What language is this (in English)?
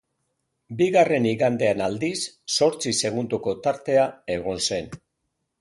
Basque